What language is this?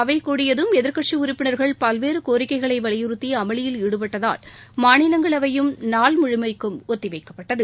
Tamil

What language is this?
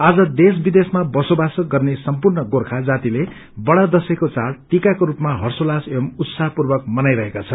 Nepali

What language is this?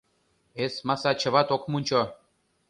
Mari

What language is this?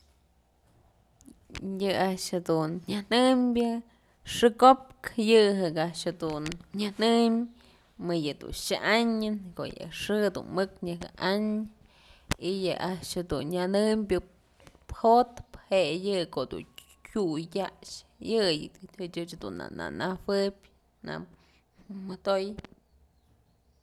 Mazatlán Mixe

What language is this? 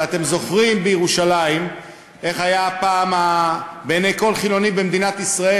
Hebrew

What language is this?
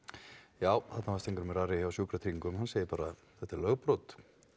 Icelandic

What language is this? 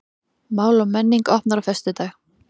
Icelandic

